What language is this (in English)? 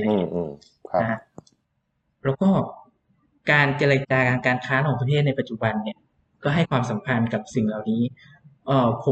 Thai